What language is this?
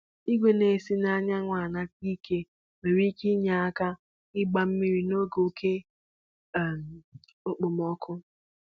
Igbo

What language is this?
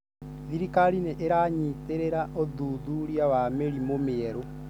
Kikuyu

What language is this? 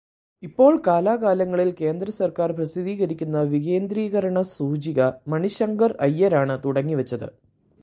Malayalam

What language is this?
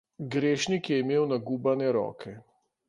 Slovenian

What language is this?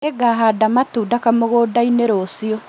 Kikuyu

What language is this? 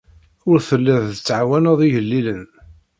Kabyle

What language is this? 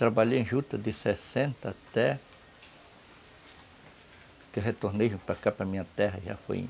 Portuguese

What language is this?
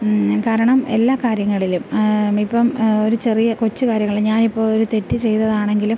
Malayalam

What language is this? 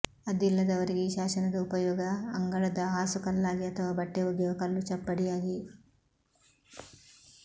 Kannada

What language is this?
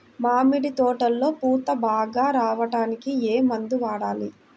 Telugu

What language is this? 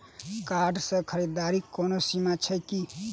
Maithili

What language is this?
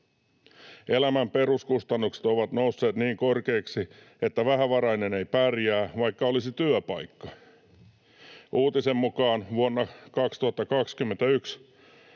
Finnish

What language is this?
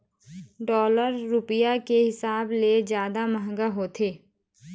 Chhattisgarhi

